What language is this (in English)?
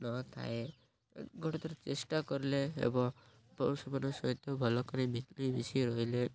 Odia